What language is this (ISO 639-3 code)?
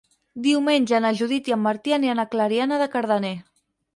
cat